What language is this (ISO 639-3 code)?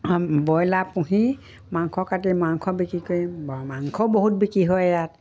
asm